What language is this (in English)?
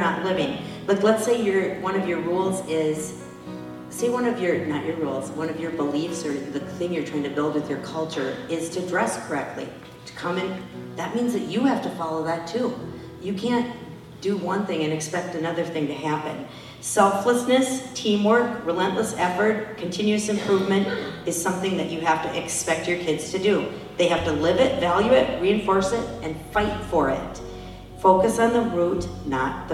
English